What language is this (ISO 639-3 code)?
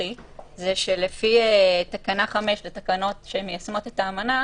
heb